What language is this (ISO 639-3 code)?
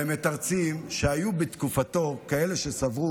heb